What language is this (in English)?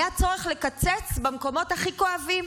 Hebrew